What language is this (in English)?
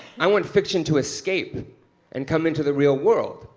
English